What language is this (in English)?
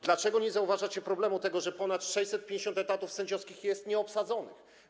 Polish